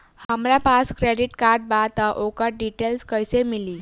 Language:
Bhojpuri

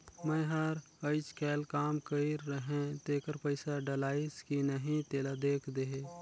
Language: Chhattisgarhi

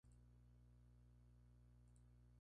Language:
Spanish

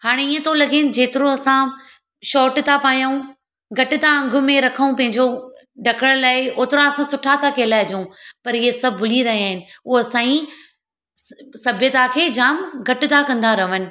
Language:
Sindhi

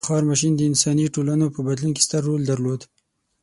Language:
Pashto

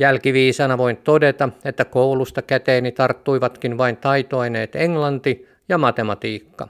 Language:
Finnish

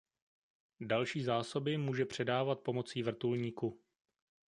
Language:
Czech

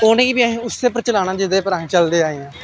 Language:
Dogri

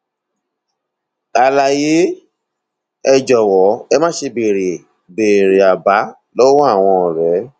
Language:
Yoruba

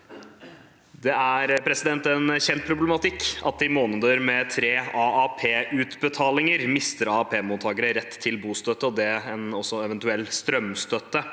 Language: Norwegian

